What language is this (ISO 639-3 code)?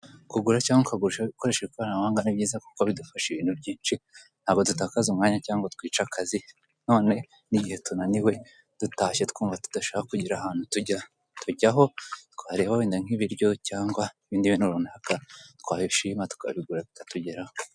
kin